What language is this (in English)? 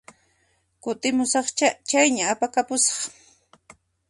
Puno Quechua